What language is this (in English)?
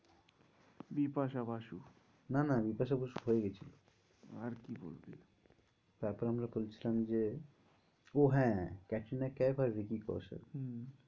Bangla